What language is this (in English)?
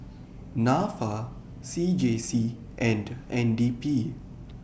English